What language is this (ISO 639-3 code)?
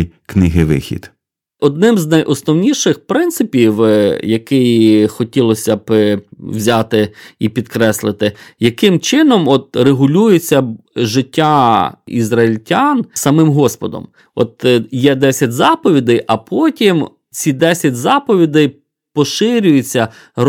ukr